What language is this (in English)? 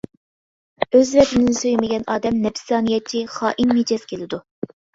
Uyghur